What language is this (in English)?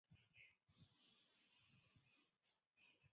Chinese